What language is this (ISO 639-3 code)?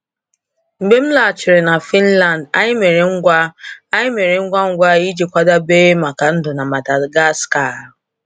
ibo